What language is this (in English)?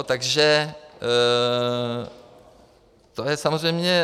Czech